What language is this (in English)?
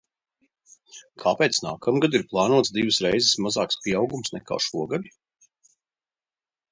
Latvian